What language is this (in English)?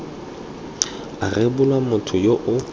Tswana